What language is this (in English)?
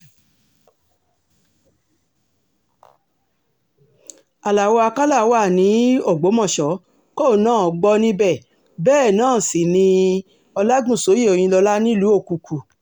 Yoruba